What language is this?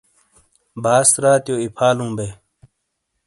Shina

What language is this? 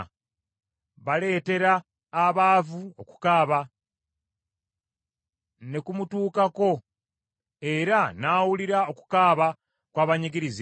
Ganda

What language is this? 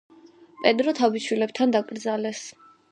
Georgian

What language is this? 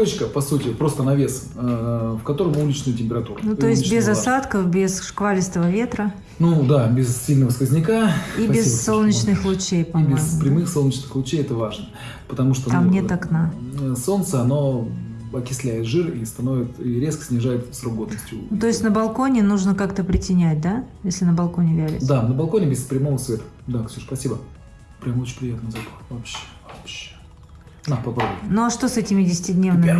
Russian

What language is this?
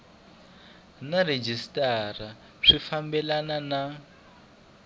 Tsonga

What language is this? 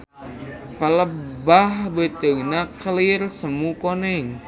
Sundanese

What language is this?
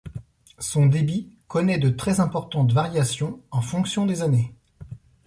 French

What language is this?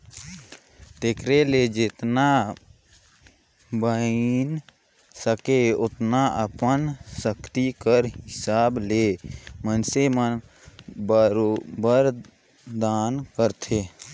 Chhattisgarhi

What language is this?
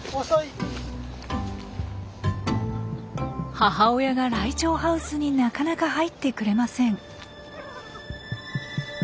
Japanese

